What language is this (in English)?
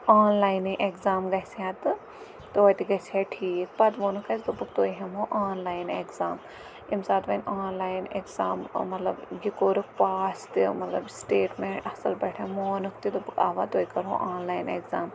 Kashmiri